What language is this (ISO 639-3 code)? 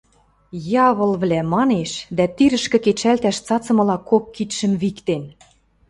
mrj